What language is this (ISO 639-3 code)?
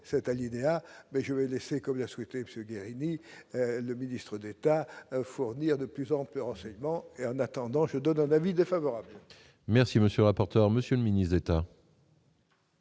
fra